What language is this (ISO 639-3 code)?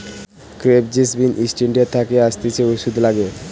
ben